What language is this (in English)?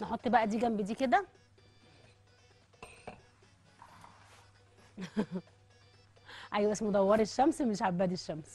Arabic